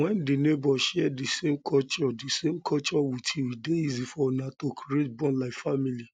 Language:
Nigerian Pidgin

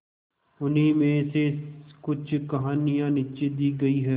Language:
Hindi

